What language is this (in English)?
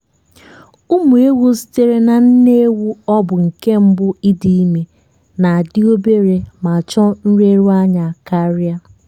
Igbo